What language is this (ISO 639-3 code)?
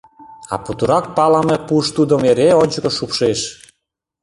chm